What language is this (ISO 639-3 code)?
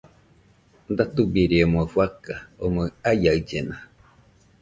hux